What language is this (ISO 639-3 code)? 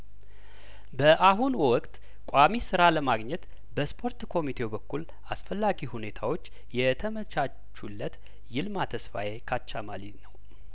amh